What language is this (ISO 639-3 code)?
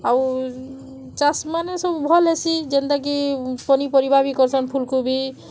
ori